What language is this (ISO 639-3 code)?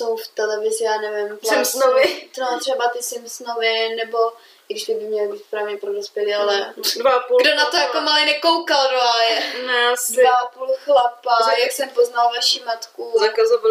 ces